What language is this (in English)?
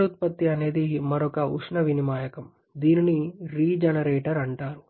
Telugu